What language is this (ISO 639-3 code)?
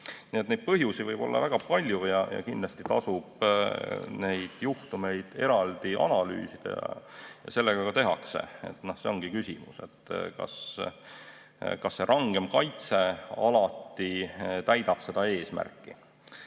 est